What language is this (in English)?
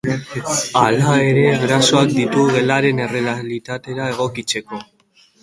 Basque